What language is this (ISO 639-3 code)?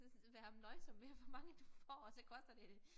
dan